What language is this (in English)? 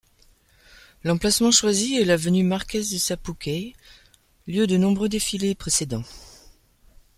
French